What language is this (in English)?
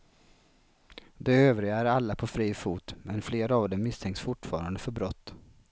Swedish